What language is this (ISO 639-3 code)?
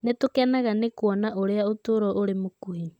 kik